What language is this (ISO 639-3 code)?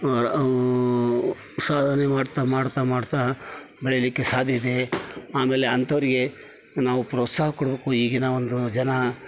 kan